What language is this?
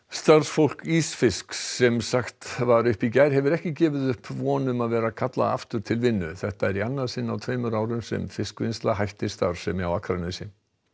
Icelandic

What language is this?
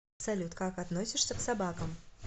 Russian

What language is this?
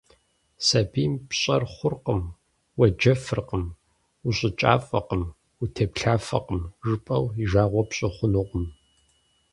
Kabardian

